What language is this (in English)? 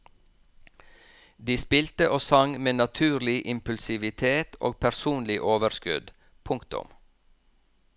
Norwegian